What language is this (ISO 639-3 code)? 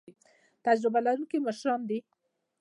pus